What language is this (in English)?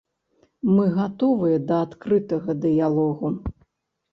Belarusian